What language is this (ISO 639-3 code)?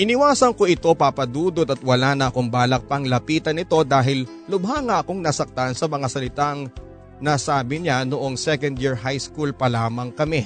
fil